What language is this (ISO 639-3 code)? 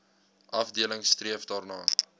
afr